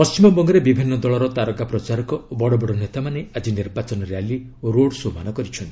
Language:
Odia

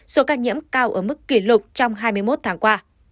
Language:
Vietnamese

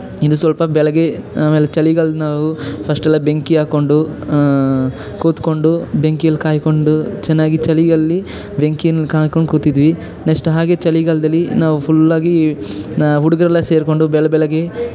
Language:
Kannada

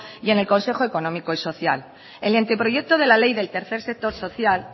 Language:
Spanish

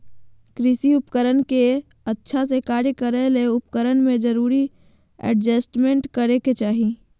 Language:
Magahi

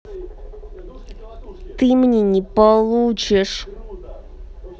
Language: Russian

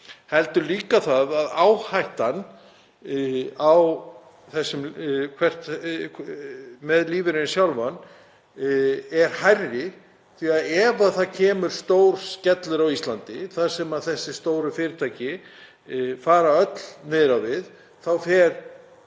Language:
Icelandic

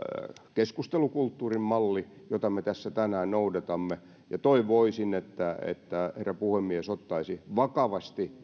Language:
Finnish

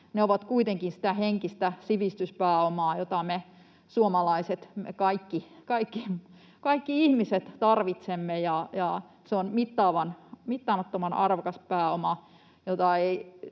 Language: Finnish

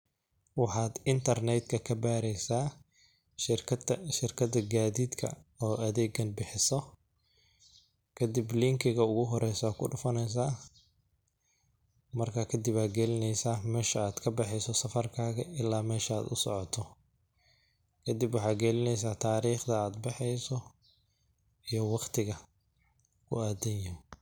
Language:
Somali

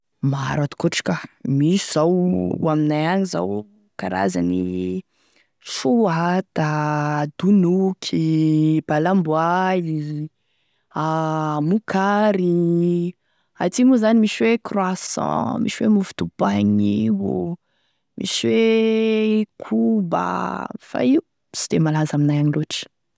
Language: Tesaka Malagasy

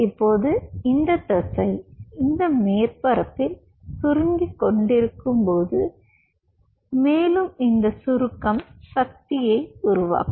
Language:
Tamil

